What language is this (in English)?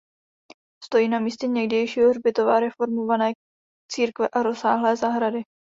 Czech